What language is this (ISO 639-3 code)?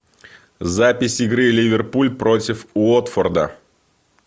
rus